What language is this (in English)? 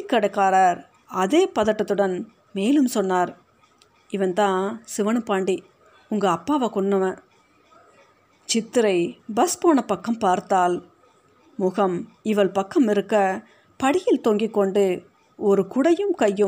Tamil